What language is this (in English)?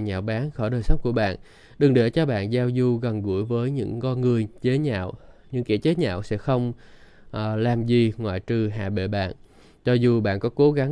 Vietnamese